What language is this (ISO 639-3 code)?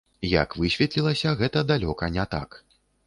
bel